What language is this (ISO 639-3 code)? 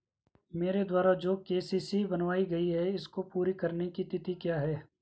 hin